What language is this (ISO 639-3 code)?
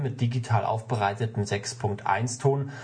deu